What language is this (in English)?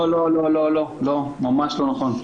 Hebrew